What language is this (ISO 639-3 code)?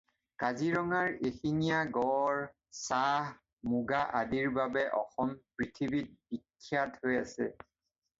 asm